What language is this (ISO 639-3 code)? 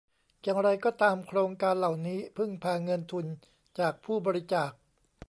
tha